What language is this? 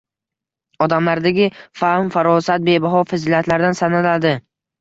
Uzbek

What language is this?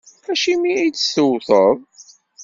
Kabyle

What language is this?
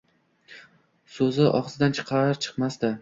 Uzbek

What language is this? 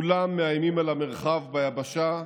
Hebrew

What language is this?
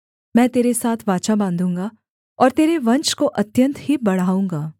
Hindi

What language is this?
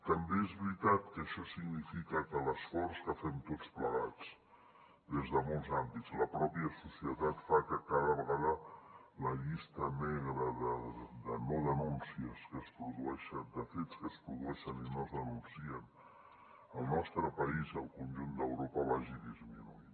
Catalan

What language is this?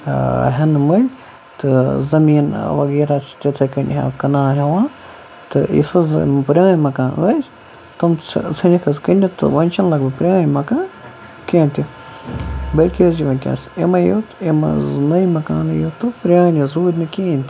Kashmiri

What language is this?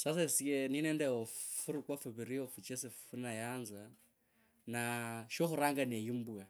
Kabras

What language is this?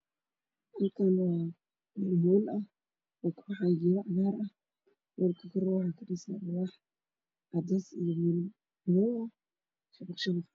Somali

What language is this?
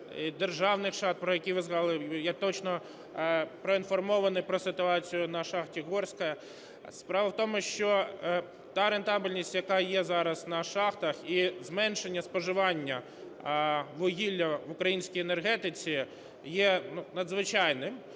Ukrainian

